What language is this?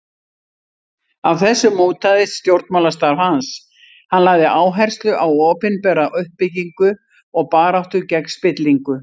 Icelandic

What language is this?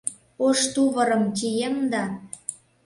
Mari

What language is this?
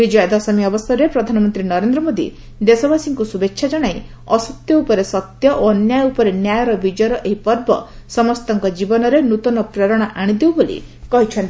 Odia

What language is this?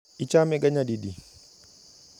Luo (Kenya and Tanzania)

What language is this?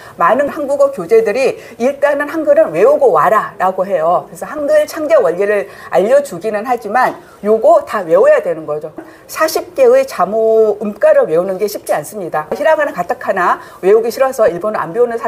Korean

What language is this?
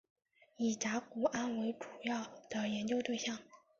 Chinese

